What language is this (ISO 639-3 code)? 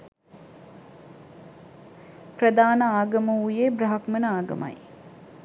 sin